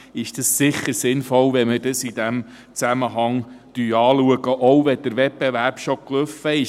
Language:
Swiss German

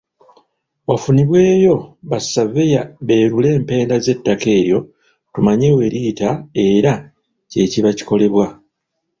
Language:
Ganda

